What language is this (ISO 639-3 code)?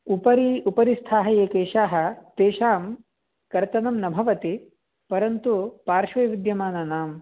san